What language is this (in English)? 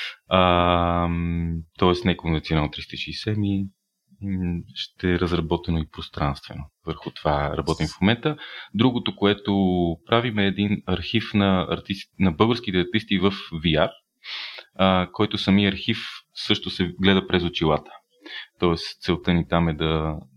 Bulgarian